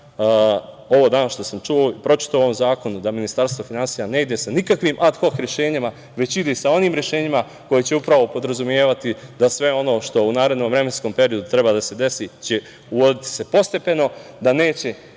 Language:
Serbian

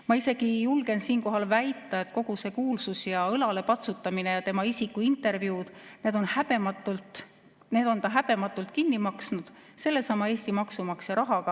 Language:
Estonian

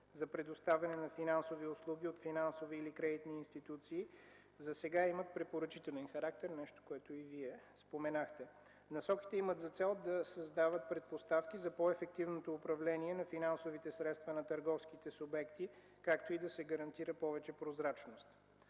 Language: Bulgarian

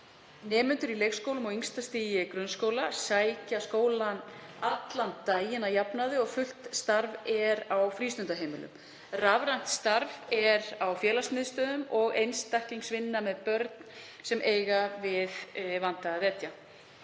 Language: Icelandic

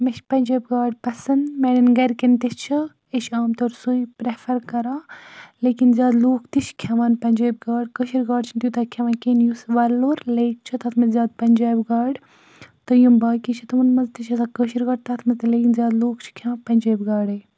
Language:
Kashmiri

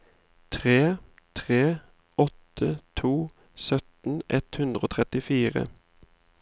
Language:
Norwegian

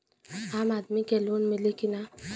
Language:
Bhojpuri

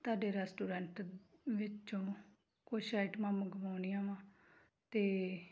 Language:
Punjabi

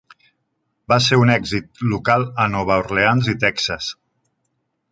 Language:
Catalan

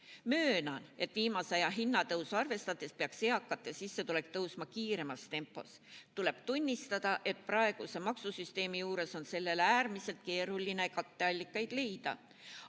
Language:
Estonian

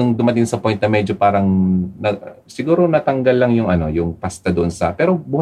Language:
Filipino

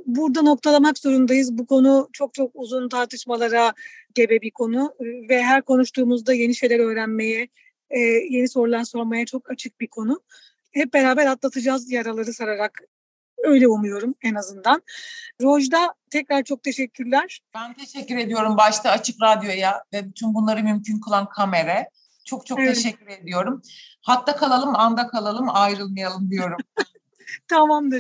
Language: Turkish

